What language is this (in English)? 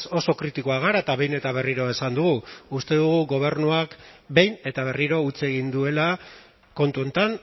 Basque